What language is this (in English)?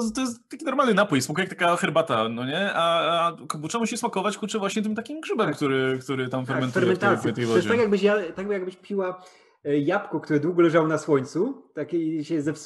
Polish